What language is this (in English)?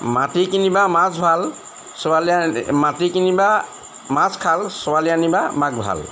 Assamese